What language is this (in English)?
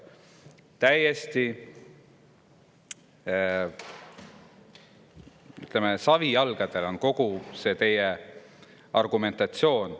Estonian